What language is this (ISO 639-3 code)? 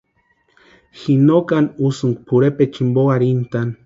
pua